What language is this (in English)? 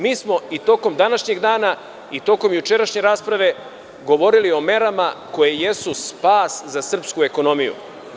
Serbian